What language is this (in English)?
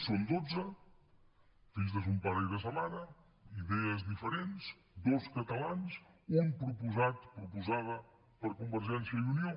Catalan